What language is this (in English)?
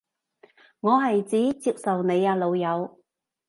Cantonese